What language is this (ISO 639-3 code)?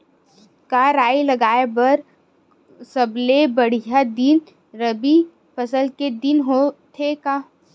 hne